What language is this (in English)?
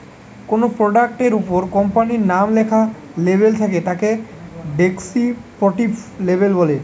Bangla